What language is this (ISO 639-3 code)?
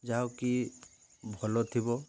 ori